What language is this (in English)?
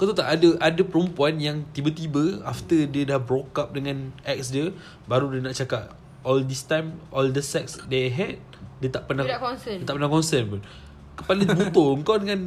Malay